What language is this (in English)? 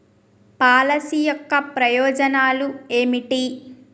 Telugu